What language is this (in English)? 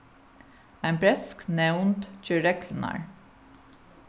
Faroese